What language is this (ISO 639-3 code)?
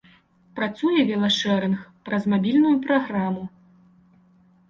bel